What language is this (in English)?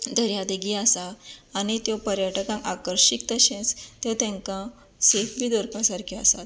Konkani